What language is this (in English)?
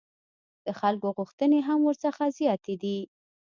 Pashto